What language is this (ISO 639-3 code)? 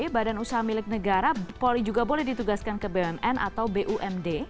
ind